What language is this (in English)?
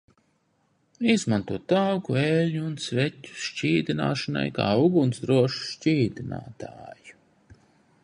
Latvian